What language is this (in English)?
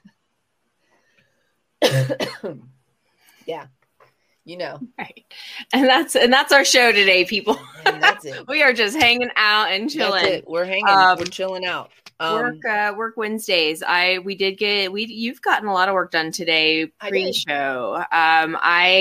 English